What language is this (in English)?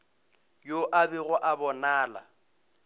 Northern Sotho